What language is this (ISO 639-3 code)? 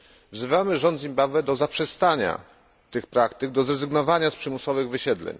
pol